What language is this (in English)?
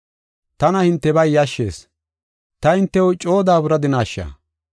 Gofa